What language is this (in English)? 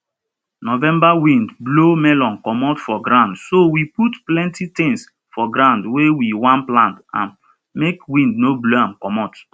Nigerian Pidgin